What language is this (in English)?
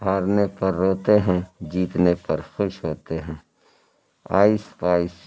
Urdu